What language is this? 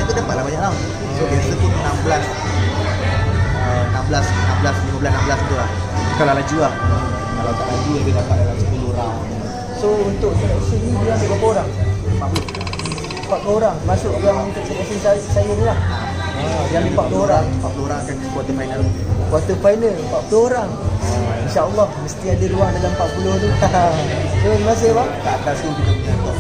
Malay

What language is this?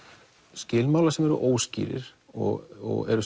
Icelandic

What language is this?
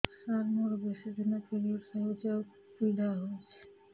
Odia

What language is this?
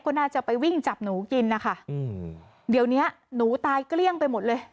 Thai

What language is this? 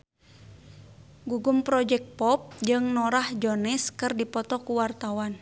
Sundanese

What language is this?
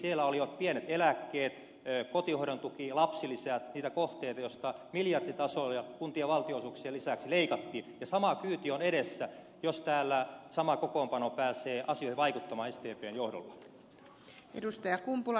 Finnish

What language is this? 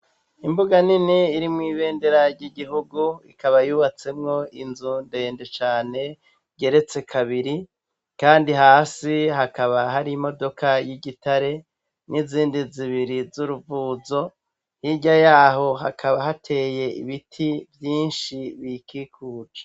Rundi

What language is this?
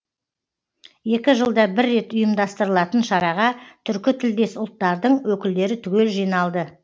Kazakh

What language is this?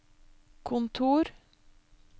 Norwegian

